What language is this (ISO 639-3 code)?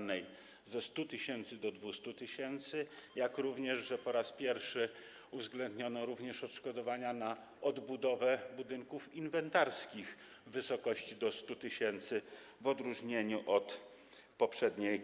pol